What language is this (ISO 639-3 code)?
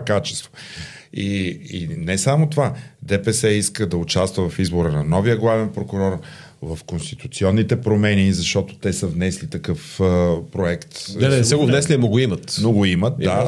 bul